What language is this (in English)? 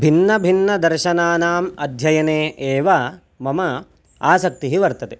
Sanskrit